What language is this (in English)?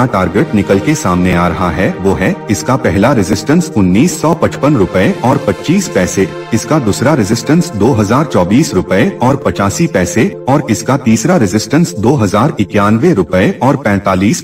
Hindi